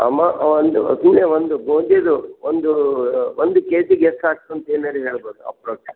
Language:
Kannada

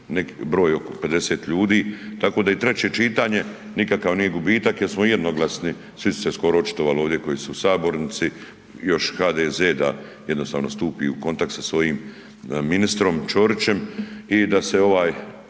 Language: Croatian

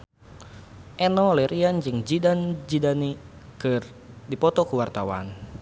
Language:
Sundanese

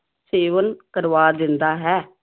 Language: Punjabi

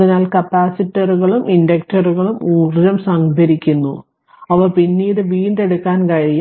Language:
Malayalam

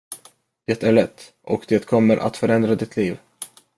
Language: Swedish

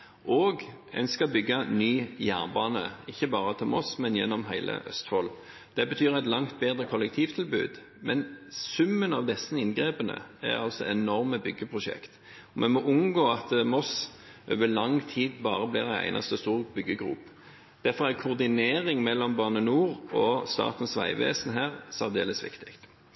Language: Norwegian Bokmål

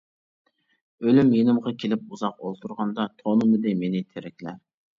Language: Uyghur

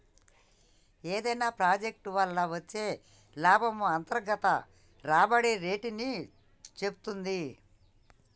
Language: Telugu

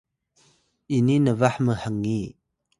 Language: Atayal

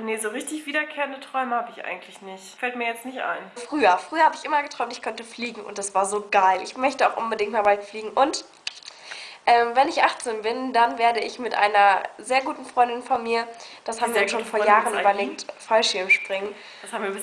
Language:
German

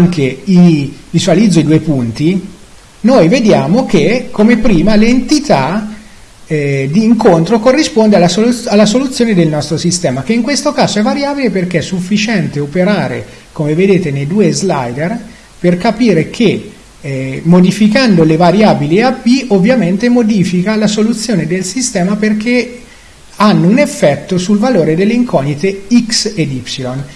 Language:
Italian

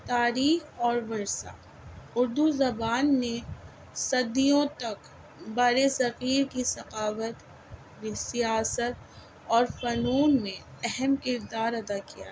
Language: Urdu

